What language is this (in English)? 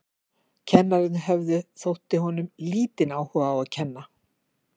Icelandic